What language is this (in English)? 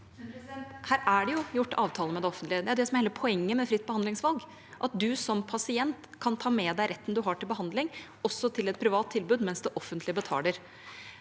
Norwegian